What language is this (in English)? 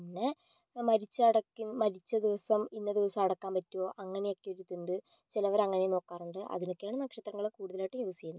Malayalam